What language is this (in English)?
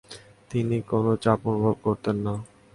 Bangla